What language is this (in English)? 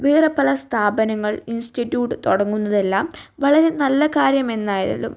Malayalam